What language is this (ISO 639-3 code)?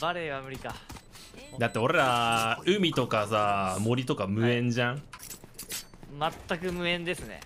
jpn